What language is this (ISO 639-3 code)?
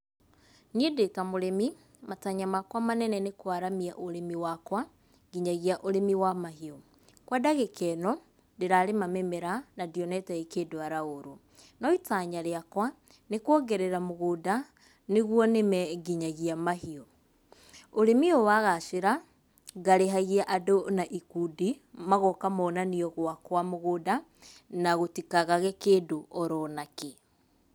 kik